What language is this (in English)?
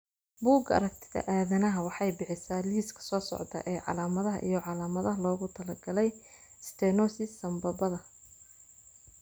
Somali